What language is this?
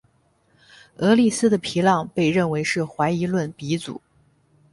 Chinese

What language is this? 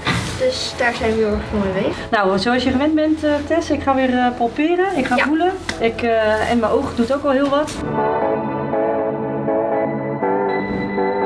Dutch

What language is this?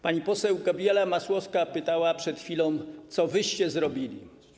Polish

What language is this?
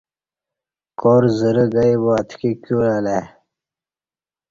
Kati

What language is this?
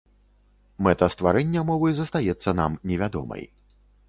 Belarusian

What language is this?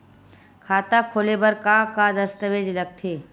Chhattisgarhi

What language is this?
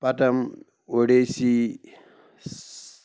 Kashmiri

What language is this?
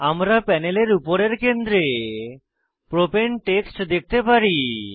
Bangla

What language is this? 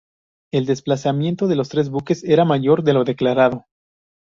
Spanish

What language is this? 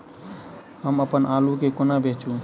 Maithili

